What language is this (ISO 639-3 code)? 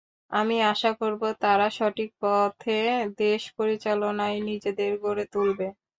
ben